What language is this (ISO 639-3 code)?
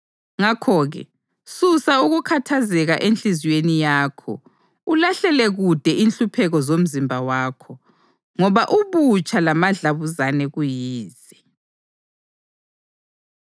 nde